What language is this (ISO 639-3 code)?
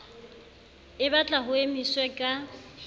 sot